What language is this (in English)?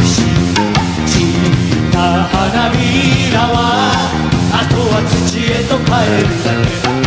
Japanese